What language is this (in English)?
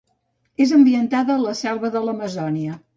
Catalan